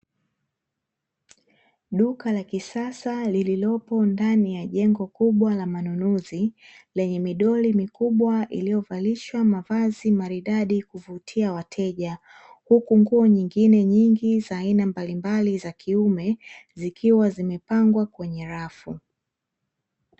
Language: Swahili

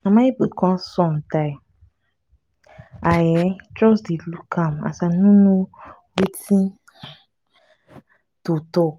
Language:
Nigerian Pidgin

